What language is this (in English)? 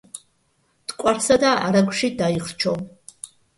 Georgian